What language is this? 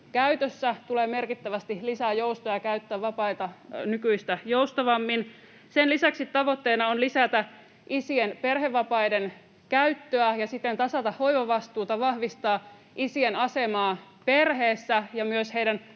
Finnish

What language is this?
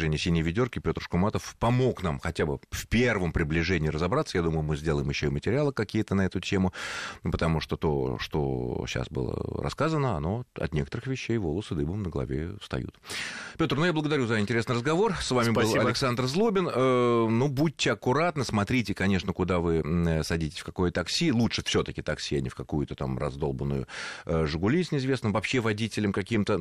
Russian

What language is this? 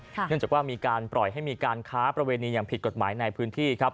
Thai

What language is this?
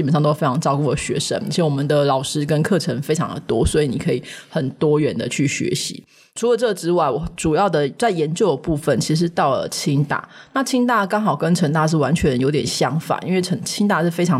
Chinese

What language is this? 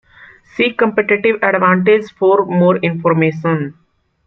English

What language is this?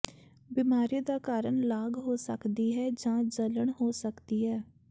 Punjabi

